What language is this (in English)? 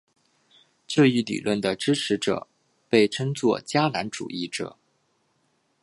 Chinese